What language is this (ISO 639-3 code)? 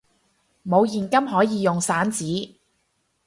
yue